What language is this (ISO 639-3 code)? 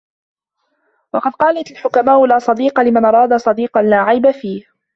ara